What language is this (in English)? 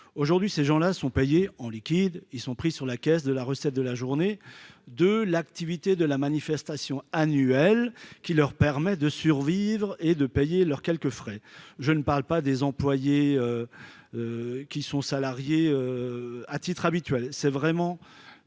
French